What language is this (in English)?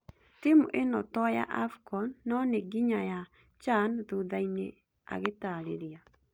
Kikuyu